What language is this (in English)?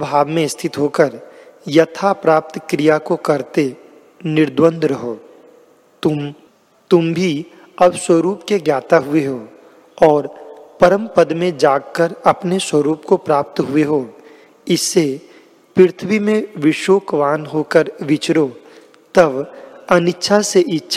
Hindi